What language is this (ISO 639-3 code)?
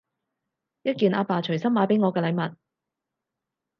yue